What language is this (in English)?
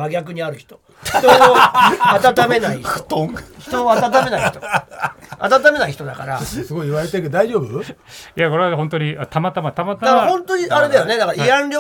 Japanese